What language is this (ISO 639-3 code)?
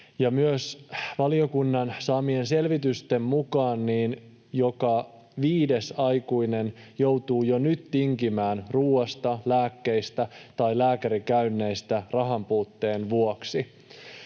fin